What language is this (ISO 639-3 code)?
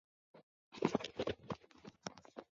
swa